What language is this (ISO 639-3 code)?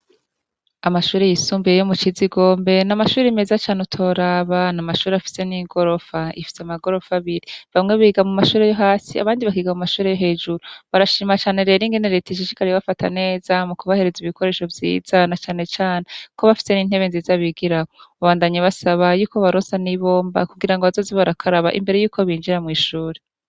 run